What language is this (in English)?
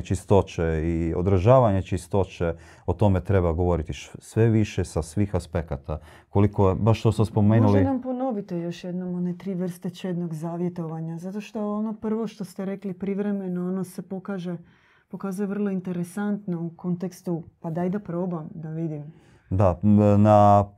Croatian